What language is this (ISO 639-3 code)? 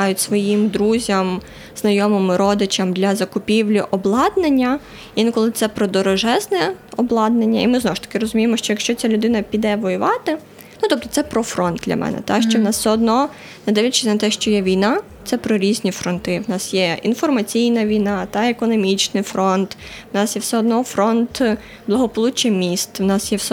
ukr